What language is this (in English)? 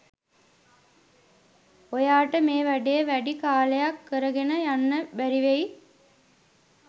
Sinhala